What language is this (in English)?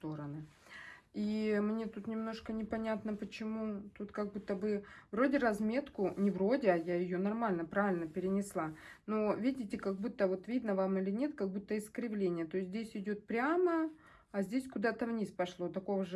Russian